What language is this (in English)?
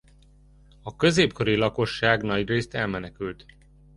Hungarian